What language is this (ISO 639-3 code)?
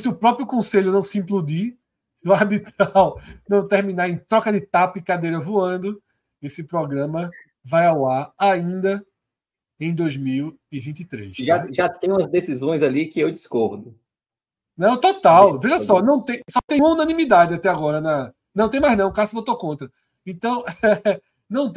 por